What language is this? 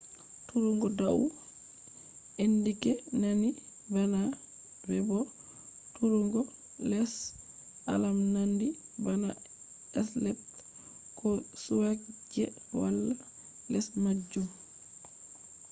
Fula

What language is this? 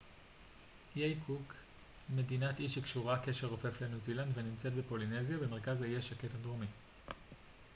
Hebrew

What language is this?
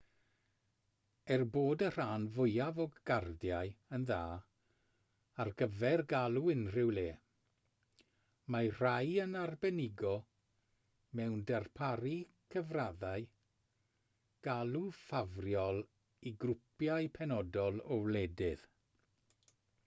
Welsh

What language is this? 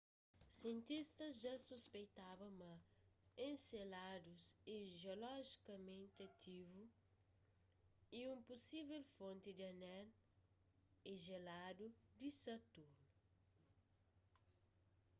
Kabuverdianu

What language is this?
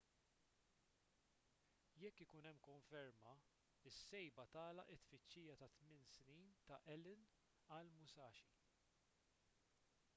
Maltese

